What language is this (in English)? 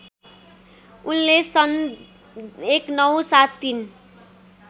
Nepali